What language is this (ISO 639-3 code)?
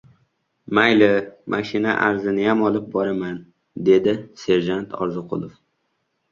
uzb